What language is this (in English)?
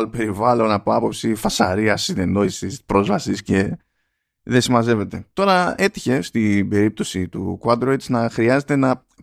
Greek